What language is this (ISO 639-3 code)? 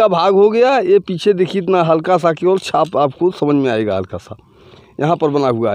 hin